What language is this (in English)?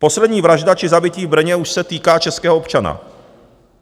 Czech